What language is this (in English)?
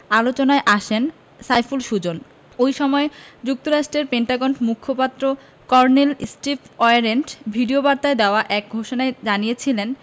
Bangla